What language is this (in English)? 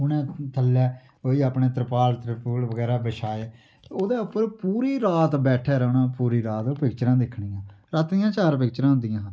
Dogri